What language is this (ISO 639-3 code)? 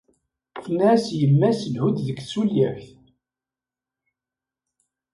kab